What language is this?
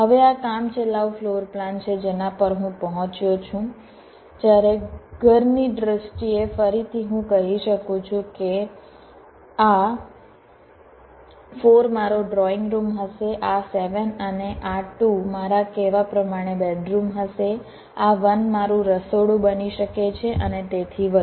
Gujarati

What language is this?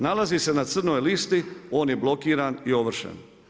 Croatian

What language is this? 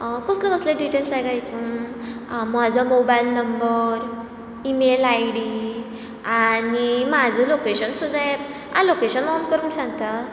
Konkani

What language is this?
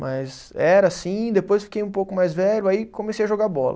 Portuguese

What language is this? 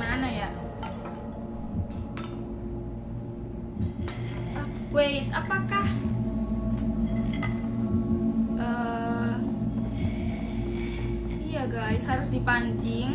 Indonesian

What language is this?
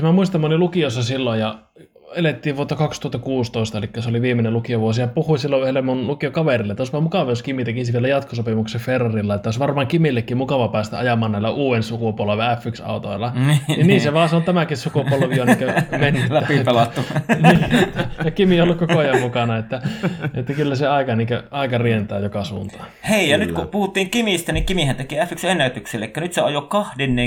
Finnish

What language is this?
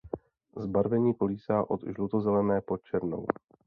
Czech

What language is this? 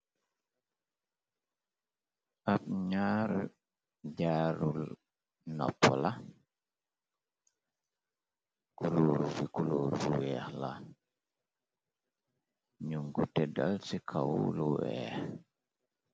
Wolof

